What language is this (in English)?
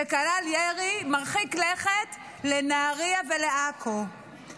Hebrew